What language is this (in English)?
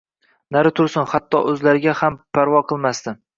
Uzbek